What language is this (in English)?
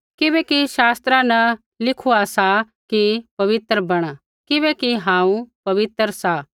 Kullu Pahari